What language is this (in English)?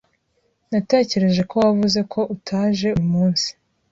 Kinyarwanda